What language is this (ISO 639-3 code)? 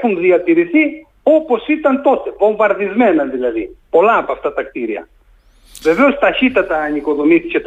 ell